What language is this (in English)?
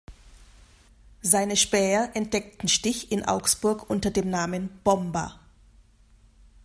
German